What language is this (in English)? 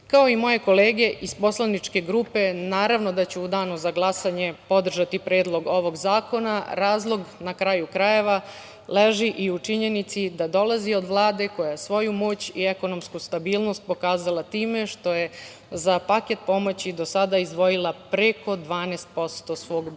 Serbian